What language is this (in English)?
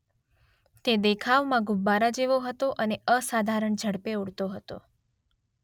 Gujarati